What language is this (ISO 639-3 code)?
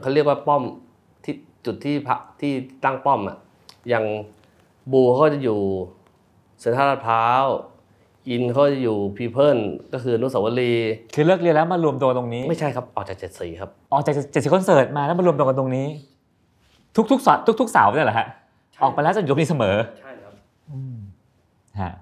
tha